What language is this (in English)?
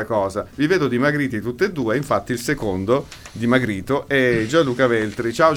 Italian